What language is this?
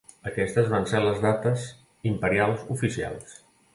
Catalan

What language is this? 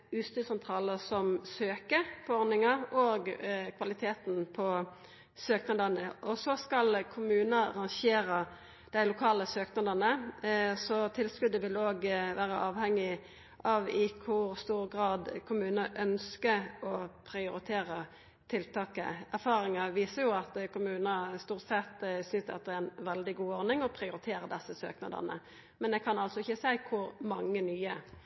Norwegian Nynorsk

